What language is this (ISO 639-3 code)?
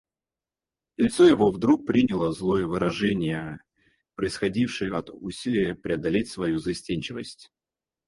rus